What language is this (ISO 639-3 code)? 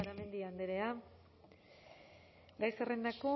eus